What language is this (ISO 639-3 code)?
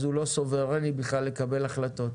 heb